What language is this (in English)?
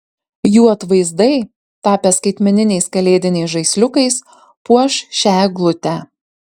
Lithuanian